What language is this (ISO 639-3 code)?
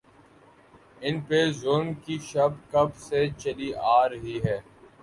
urd